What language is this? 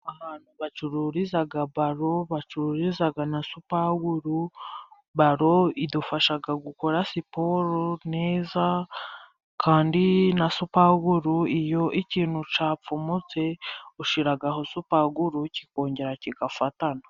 Kinyarwanda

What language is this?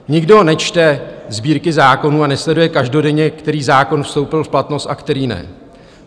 Czech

